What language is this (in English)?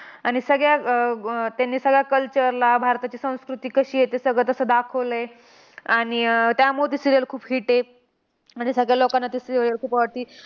Marathi